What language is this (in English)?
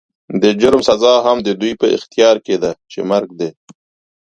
Pashto